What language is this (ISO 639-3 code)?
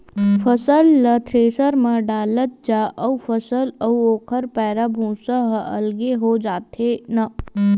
hne